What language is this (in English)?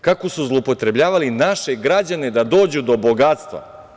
Serbian